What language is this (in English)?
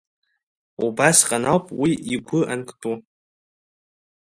Abkhazian